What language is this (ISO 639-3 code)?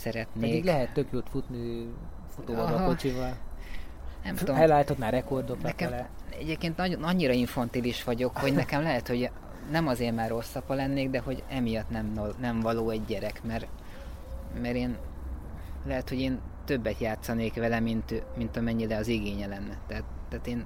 hun